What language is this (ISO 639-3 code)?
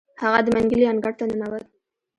pus